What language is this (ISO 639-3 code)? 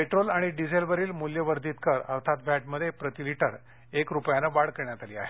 mar